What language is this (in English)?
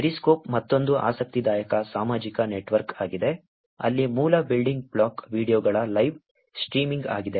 Kannada